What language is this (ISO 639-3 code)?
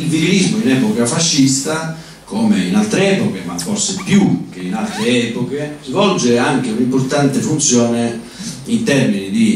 ita